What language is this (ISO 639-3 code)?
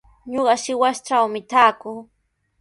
qws